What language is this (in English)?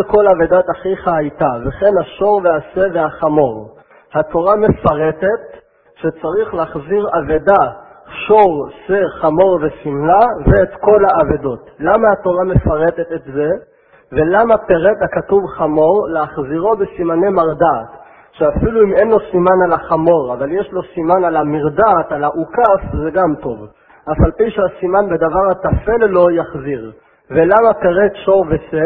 Hebrew